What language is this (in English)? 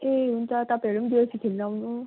Nepali